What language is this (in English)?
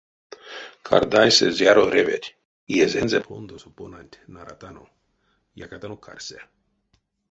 Erzya